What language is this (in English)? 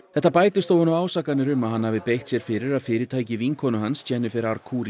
Icelandic